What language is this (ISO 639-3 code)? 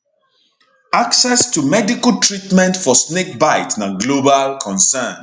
pcm